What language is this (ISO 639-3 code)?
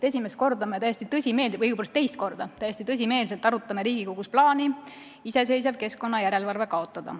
est